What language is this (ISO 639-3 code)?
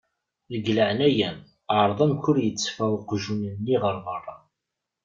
kab